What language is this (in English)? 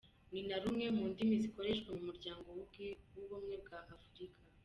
Kinyarwanda